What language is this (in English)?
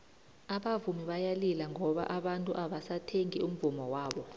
South Ndebele